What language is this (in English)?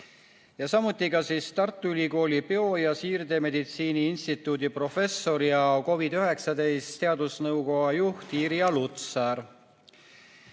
Estonian